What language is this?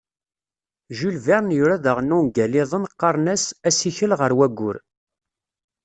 Kabyle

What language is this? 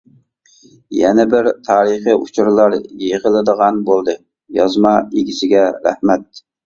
Uyghur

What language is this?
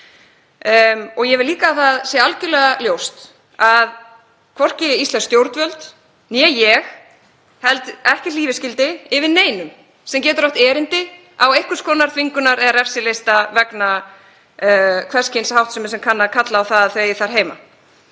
Icelandic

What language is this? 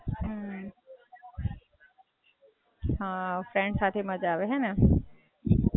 Gujarati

